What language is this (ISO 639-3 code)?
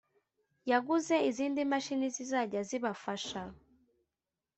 kin